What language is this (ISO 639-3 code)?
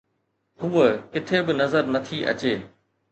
snd